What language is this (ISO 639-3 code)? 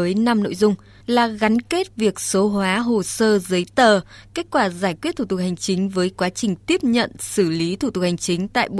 vie